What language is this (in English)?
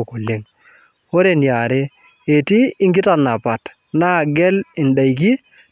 Masai